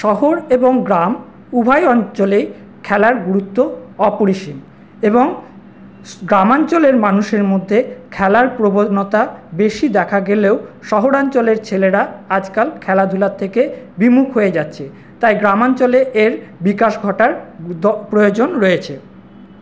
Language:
Bangla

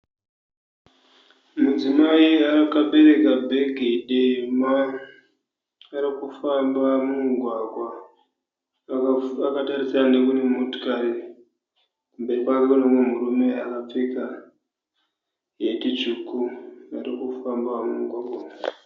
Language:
Shona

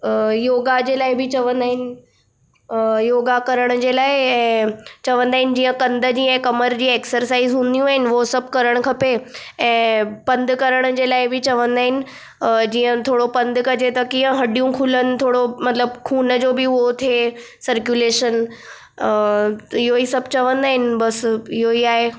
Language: Sindhi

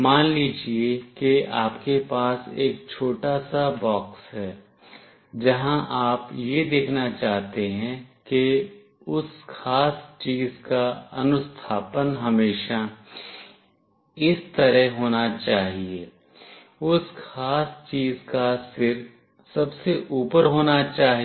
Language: Hindi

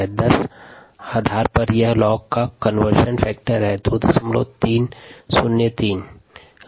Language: Hindi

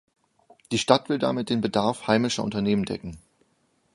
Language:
German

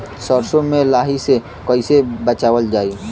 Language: Bhojpuri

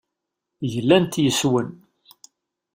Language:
Kabyle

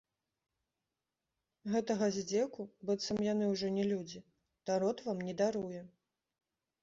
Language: Belarusian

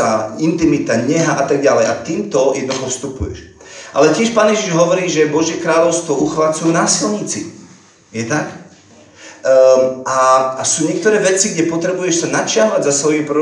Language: Slovak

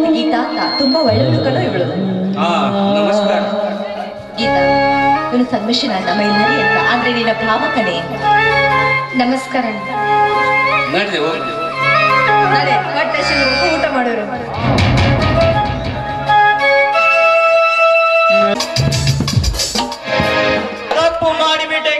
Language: Kannada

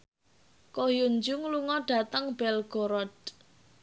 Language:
Javanese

